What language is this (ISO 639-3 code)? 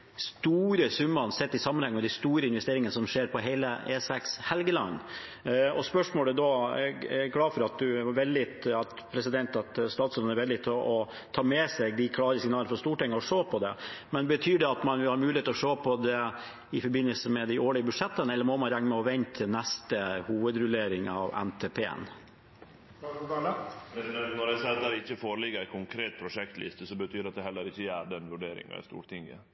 nor